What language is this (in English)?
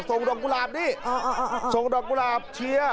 Thai